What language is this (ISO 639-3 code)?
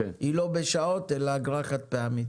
heb